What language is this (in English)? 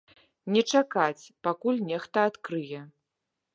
Belarusian